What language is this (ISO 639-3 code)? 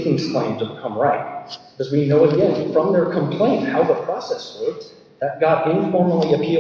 eng